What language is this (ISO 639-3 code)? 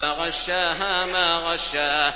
ara